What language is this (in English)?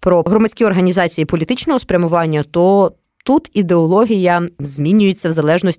Ukrainian